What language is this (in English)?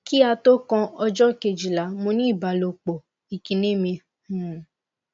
Yoruba